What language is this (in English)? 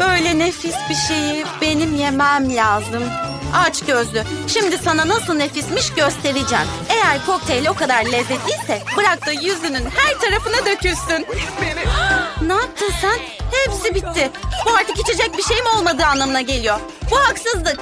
Turkish